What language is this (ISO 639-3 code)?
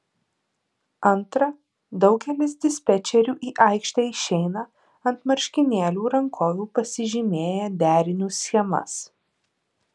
lit